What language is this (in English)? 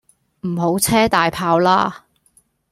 Cantonese